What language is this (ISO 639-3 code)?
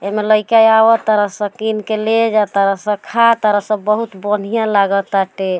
bho